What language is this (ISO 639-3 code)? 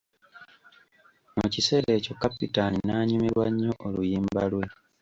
lug